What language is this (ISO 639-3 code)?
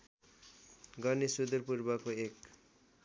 nep